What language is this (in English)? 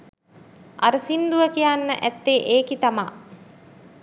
Sinhala